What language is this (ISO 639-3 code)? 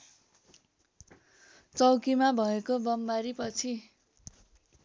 nep